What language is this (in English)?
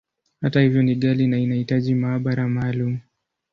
Swahili